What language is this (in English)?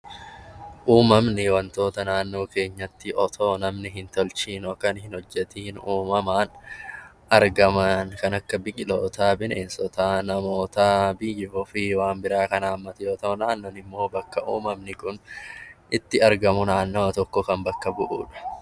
Oromo